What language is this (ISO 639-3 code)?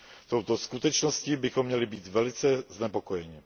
ces